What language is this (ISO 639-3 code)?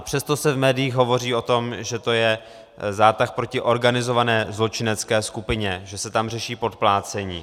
ces